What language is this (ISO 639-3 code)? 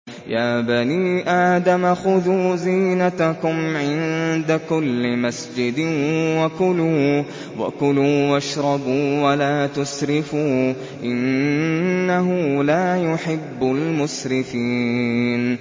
ara